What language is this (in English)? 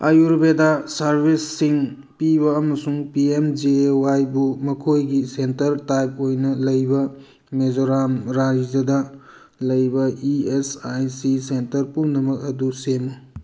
Manipuri